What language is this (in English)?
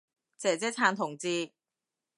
Cantonese